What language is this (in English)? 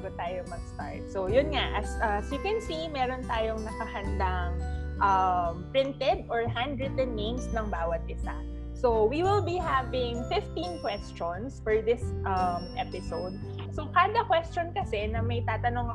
Filipino